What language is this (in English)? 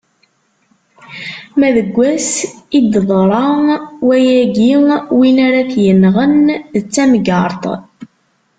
Kabyle